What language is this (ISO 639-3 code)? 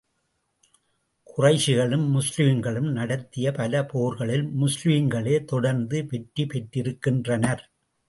tam